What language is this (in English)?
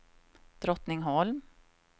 Swedish